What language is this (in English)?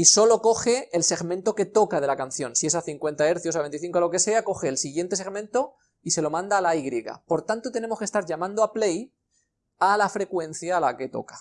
Spanish